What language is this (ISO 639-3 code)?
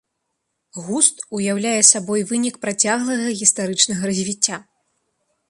bel